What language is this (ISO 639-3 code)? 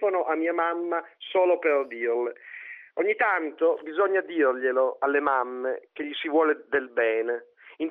ita